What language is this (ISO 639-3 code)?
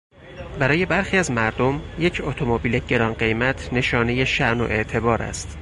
fas